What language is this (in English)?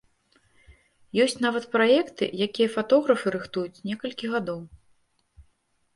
Belarusian